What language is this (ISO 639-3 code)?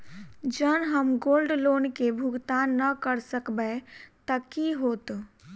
mai